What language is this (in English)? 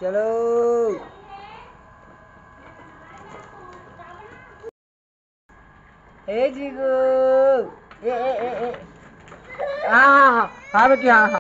Thai